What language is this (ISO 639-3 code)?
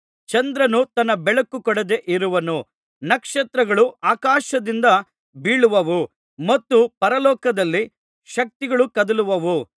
kan